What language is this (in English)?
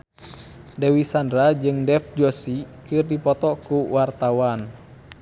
Sundanese